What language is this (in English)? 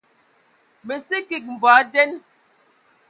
Ewondo